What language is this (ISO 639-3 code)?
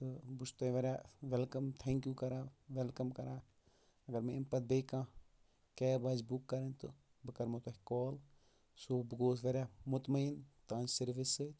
kas